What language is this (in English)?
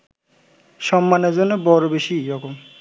Bangla